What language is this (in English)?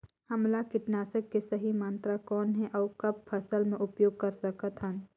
Chhattisgarhi